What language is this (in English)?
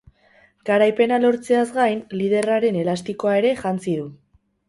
Basque